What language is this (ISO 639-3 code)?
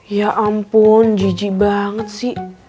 ind